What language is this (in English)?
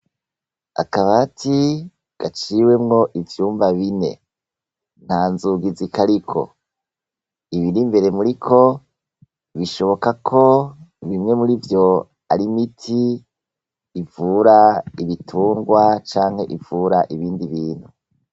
Rundi